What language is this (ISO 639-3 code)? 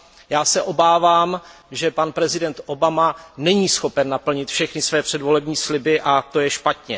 ces